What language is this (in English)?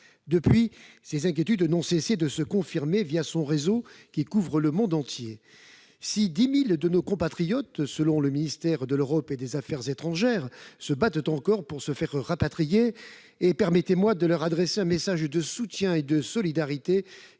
French